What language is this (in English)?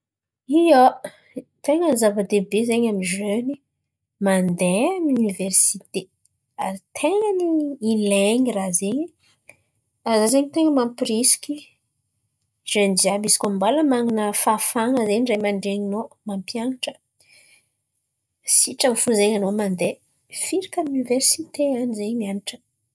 Antankarana Malagasy